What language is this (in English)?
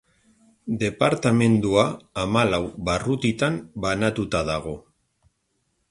Basque